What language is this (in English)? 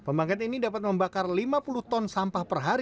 Indonesian